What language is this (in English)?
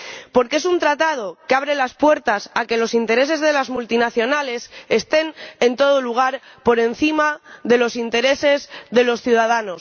Spanish